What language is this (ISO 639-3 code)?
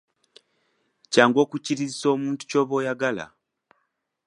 lug